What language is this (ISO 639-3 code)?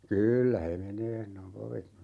fin